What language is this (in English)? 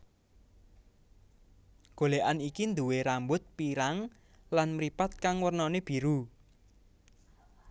Javanese